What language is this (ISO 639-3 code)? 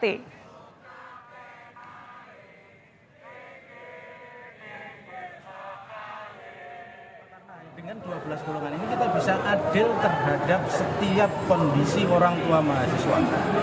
ind